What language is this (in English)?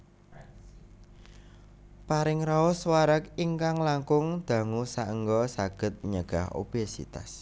Javanese